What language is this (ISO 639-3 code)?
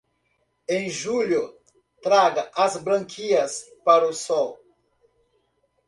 por